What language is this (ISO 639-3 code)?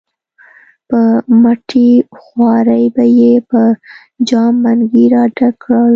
pus